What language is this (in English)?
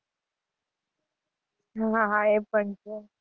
Gujarati